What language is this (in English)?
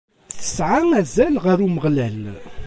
Kabyle